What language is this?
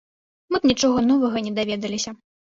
Belarusian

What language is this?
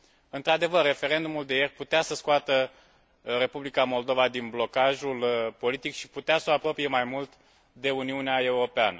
Romanian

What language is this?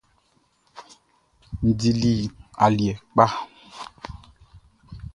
Baoulé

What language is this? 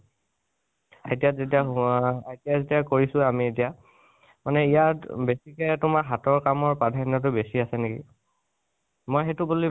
Assamese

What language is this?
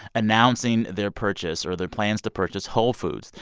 English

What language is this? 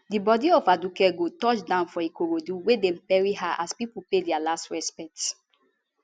Nigerian Pidgin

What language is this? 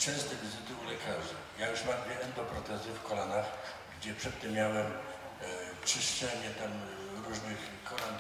Polish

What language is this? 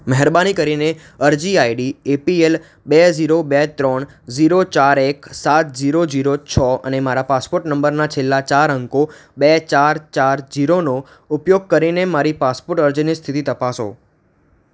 Gujarati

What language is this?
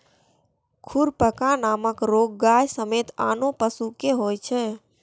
Maithili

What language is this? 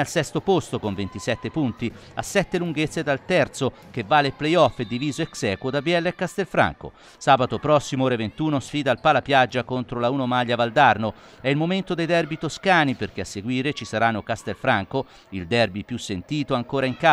Italian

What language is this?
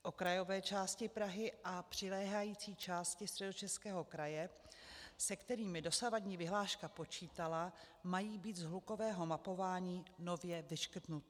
Czech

